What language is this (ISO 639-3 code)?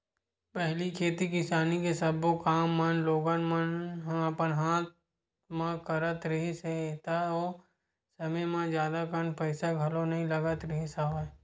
hne